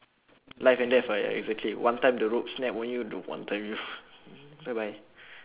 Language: English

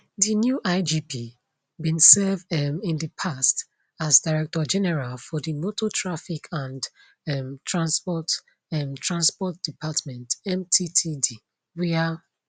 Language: Nigerian Pidgin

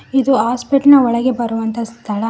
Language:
Kannada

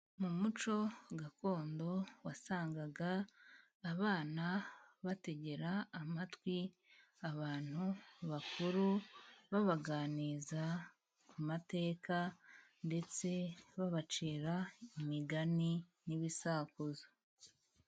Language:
Kinyarwanda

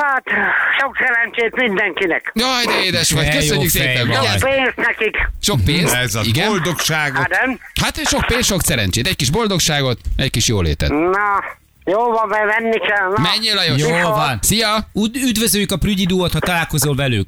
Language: Hungarian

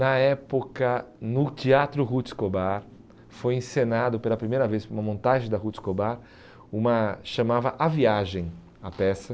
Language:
Portuguese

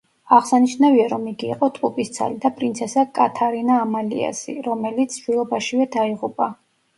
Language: Georgian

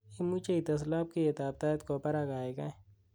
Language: Kalenjin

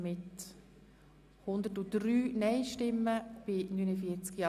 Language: Swiss German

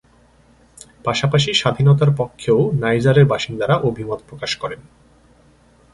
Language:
Bangla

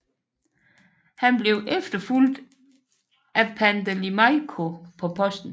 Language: Danish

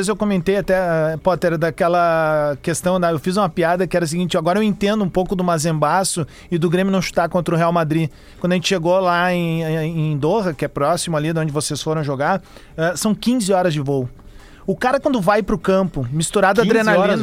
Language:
Portuguese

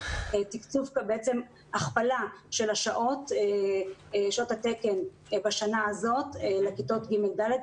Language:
Hebrew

